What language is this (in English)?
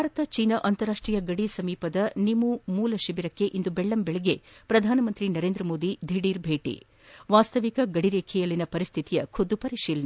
Kannada